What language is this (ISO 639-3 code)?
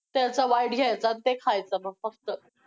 mar